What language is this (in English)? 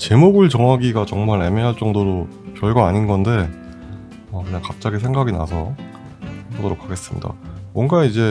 Korean